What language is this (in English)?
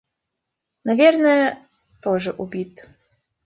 Russian